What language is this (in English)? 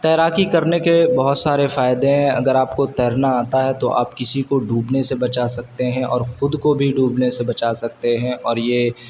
Urdu